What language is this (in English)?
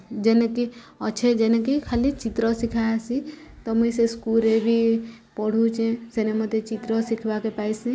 Odia